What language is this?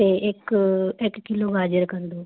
Punjabi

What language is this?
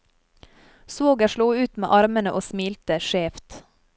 Norwegian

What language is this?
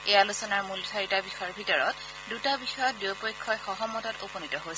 Assamese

